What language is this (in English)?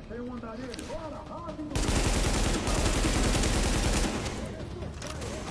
Portuguese